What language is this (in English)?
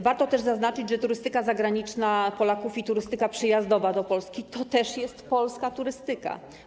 Polish